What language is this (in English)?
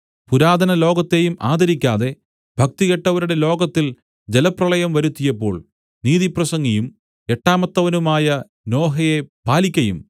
Malayalam